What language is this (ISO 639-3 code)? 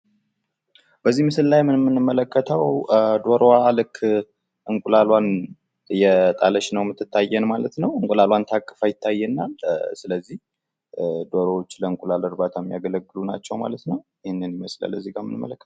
amh